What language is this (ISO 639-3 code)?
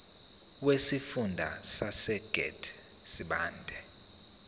zul